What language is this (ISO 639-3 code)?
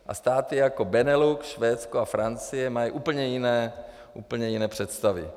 ces